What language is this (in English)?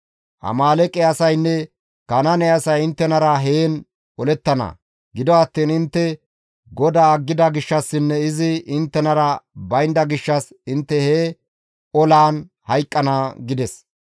Gamo